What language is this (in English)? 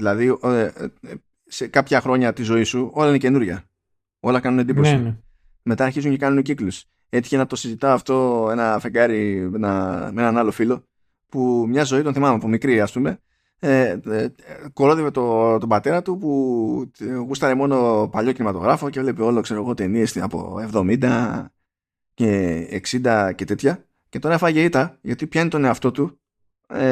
Greek